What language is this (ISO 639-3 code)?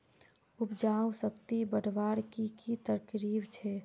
mag